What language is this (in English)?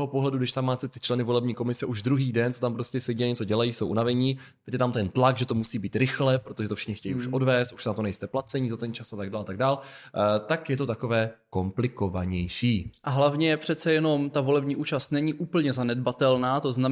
Czech